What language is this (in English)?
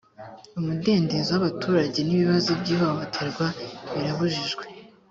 Kinyarwanda